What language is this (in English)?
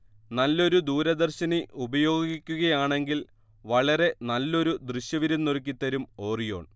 Malayalam